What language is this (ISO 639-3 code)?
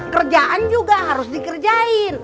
ind